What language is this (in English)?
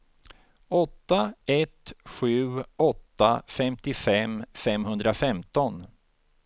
Swedish